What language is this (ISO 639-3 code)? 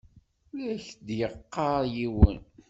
kab